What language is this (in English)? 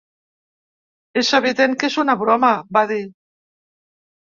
Catalan